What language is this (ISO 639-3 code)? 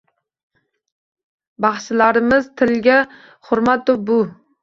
uzb